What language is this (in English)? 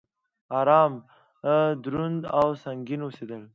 Pashto